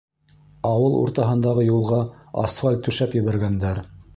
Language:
Bashkir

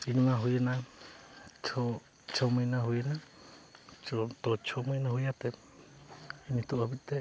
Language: Santali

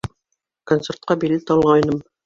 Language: Bashkir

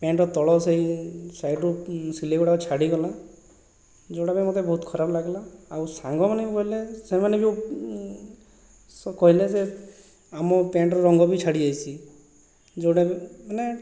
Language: Odia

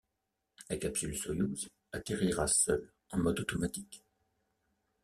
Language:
French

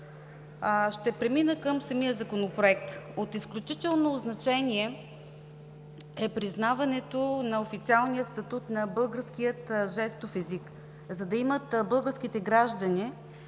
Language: Bulgarian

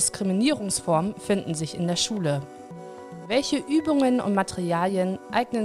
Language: German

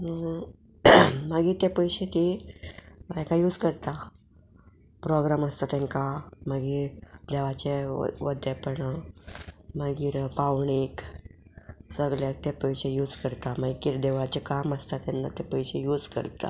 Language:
Konkani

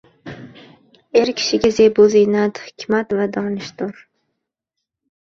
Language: Uzbek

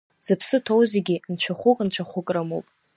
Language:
Abkhazian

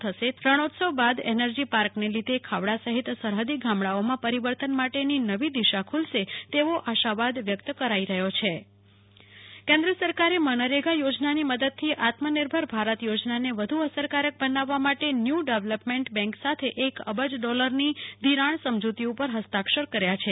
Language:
Gujarati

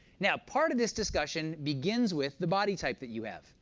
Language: English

